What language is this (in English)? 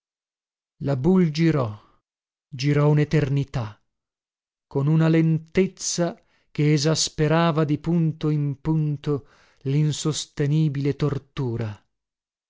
Italian